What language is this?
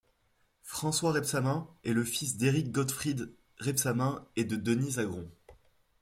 French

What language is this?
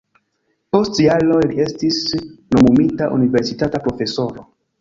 Esperanto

